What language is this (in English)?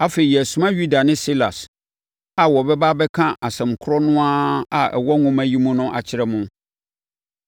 Akan